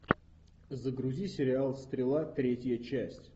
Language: Russian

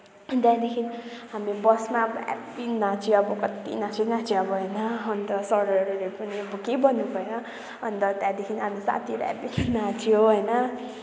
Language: Nepali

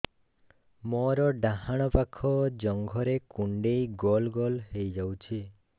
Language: Odia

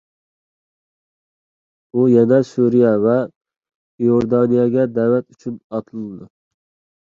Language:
Uyghur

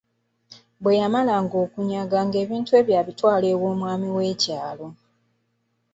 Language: Ganda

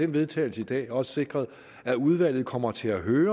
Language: Danish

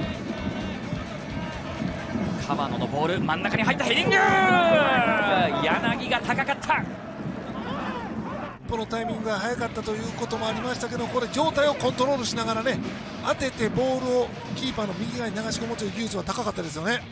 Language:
Japanese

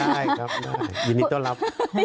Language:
Thai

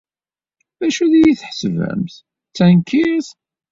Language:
Kabyle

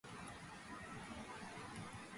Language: Georgian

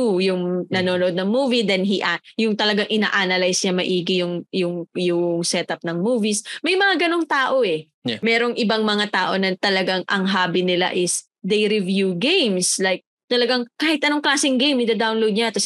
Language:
Filipino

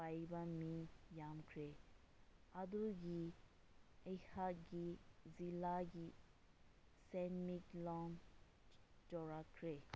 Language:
Manipuri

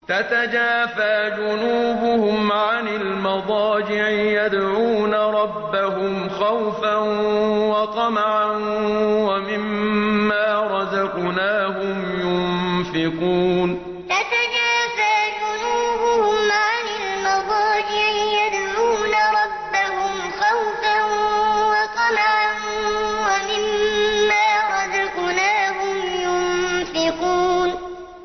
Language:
Arabic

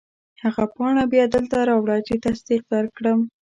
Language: Pashto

